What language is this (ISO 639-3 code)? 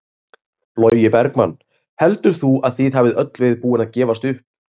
isl